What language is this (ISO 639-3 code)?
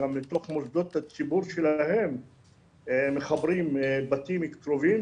heb